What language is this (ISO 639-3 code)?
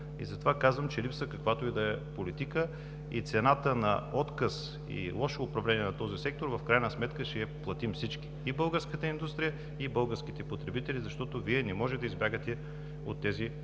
bul